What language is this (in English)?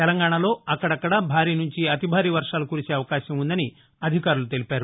Telugu